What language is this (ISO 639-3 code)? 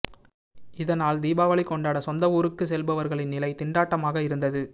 tam